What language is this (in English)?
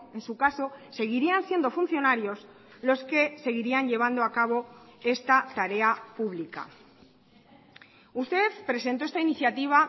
Spanish